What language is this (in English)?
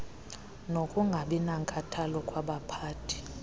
Xhosa